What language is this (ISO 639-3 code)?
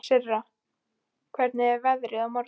isl